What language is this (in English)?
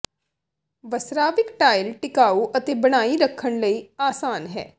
Punjabi